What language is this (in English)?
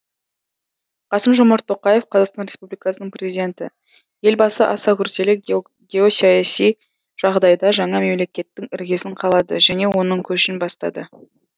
Kazakh